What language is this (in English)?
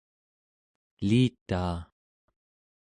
Central Yupik